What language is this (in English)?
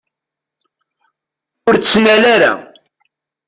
Kabyle